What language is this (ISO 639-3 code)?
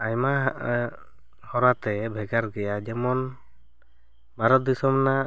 sat